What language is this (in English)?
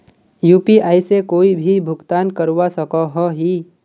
Magahi